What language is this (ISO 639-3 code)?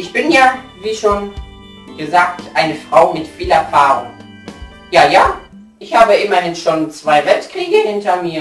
deu